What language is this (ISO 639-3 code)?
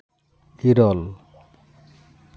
sat